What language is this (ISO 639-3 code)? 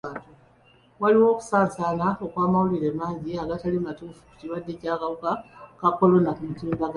lug